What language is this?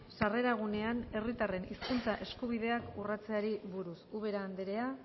Basque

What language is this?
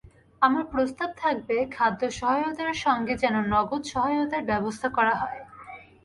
Bangla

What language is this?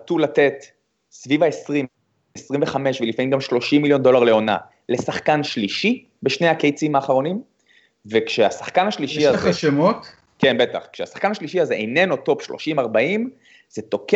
Hebrew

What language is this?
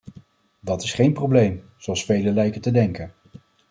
Dutch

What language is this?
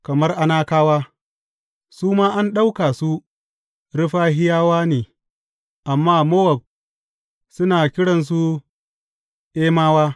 Hausa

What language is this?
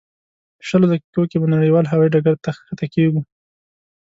Pashto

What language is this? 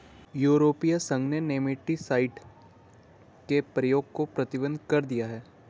Hindi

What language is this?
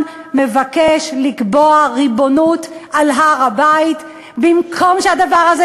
Hebrew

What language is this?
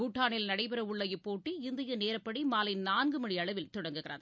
Tamil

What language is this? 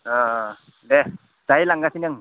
Bodo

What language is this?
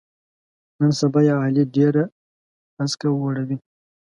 Pashto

